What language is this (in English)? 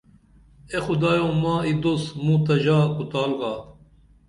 Dameli